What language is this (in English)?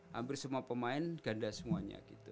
Indonesian